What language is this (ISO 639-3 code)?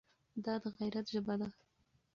pus